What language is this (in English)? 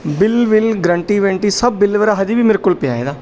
Punjabi